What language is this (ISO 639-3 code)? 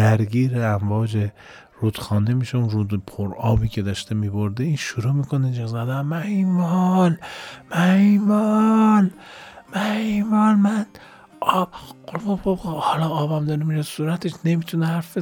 fas